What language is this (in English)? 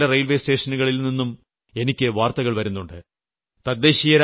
Malayalam